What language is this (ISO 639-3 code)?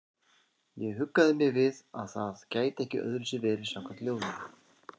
isl